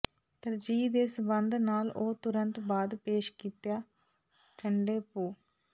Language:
Punjabi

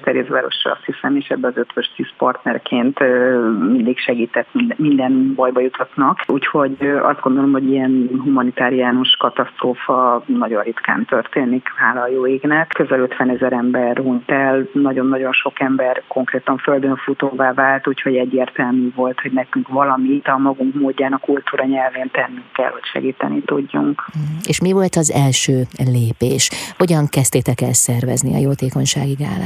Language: Hungarian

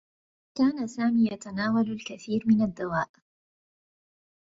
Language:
Arabic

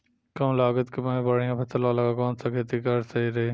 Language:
Bhojpuri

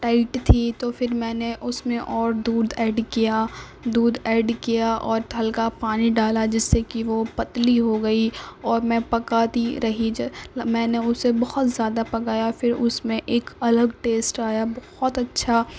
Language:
Urdu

